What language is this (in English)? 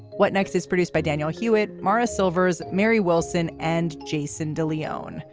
English